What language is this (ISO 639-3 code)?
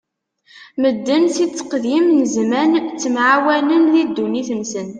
kab